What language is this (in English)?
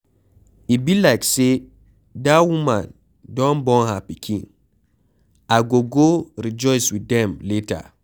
Nigerian Pidgin